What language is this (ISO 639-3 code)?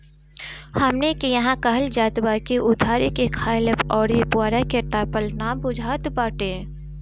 bho